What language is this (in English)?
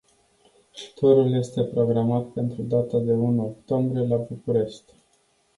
Romanian